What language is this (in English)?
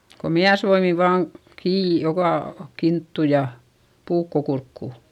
Finnish